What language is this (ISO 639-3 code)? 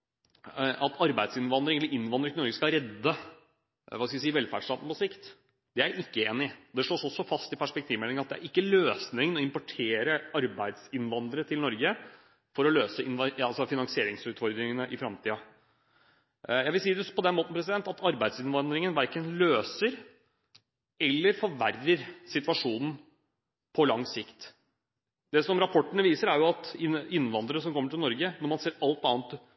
nob